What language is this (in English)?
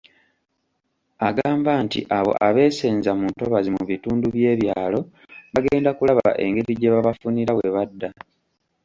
Ganda